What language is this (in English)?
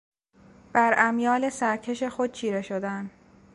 Persian